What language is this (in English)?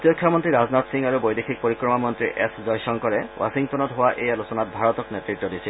Assamese